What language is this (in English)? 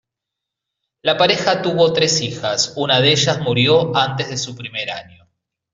Spanish